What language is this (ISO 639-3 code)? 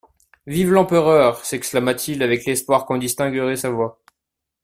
fra